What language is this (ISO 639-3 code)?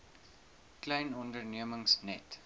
afr